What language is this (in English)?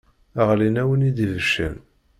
Kabyle